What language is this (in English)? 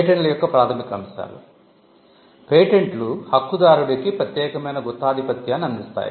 Telugu